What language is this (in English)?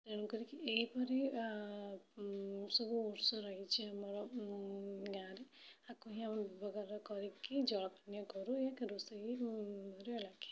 Odia